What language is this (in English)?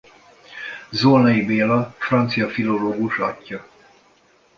Hungarian